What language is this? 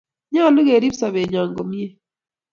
Kalenjin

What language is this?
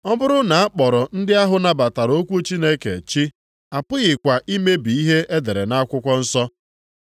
Igbo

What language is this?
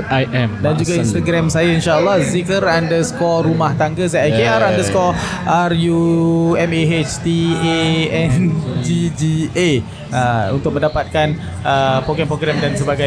Malay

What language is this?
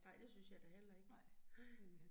Danish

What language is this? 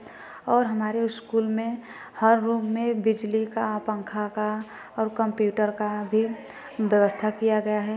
Hindi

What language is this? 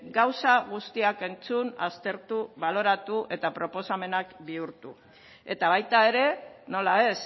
Basque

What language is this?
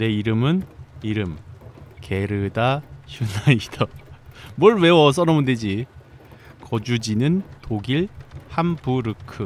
Korean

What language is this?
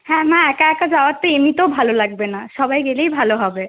Bangla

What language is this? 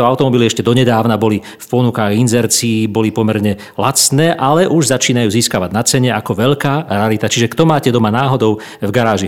Slovak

